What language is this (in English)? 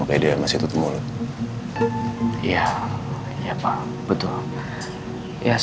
Indonesian